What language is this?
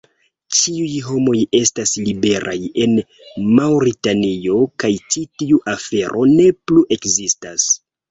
Esperanto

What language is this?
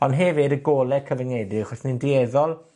Welsh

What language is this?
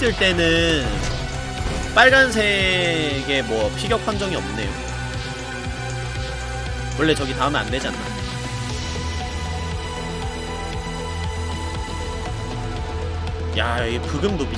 Korean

